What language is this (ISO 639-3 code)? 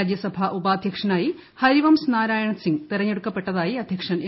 mal